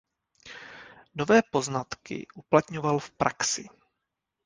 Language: Czech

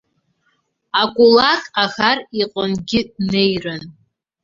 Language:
Abkhazian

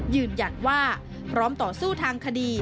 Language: Thai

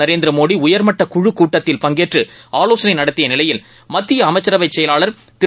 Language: Tamil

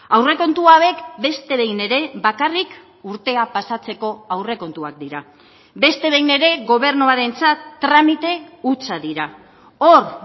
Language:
Basque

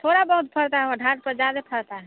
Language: Hindi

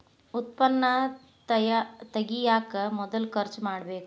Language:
Kannada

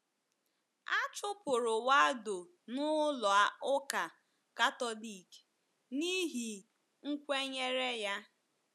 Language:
Igbo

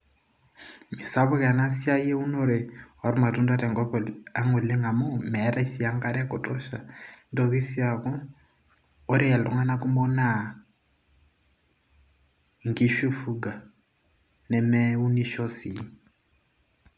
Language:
Masai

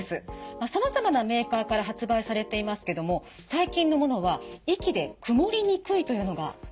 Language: Japanese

